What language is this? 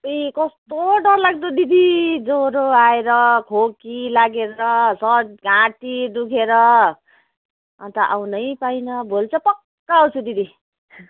Nepali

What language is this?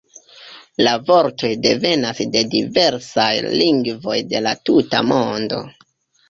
Esperanto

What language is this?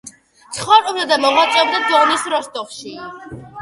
Georgian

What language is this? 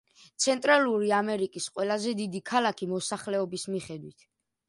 Georgian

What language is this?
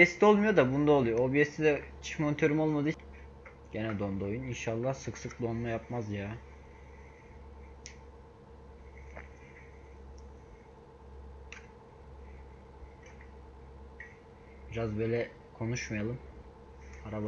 Turkish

